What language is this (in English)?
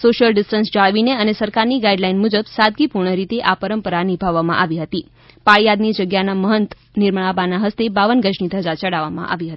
Gujarati